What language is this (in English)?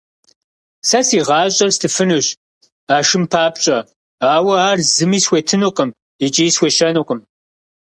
Kabardian